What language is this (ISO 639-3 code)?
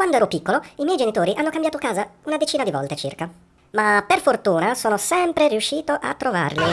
ita